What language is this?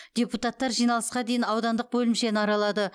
Kazakh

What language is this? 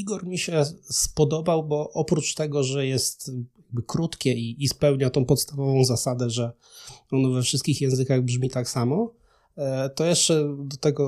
Polish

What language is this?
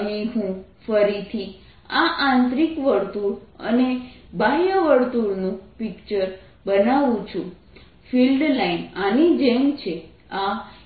Gujarati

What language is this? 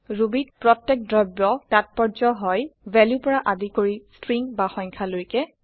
Assamese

